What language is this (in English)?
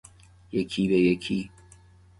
Persian